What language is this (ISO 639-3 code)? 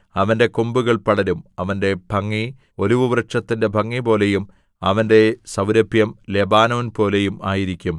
mal